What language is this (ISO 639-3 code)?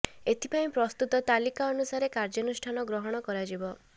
ori